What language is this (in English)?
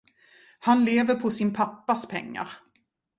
Swedish